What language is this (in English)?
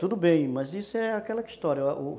Portuguese